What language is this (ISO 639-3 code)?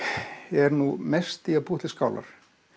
isl